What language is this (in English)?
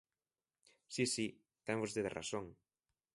Galician